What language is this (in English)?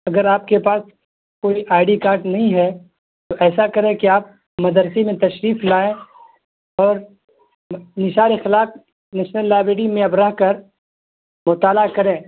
Urdu